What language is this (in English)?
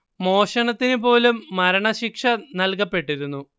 Malayalam